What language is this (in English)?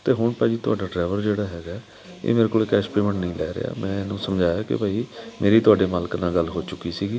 Punjabi